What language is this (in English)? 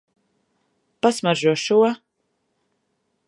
Latvian